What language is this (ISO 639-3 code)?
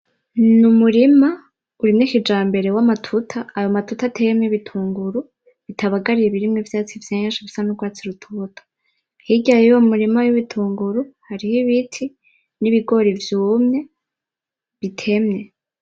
run